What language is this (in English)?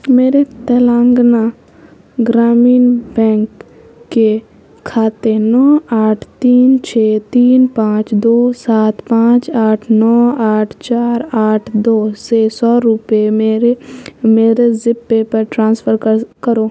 Urdu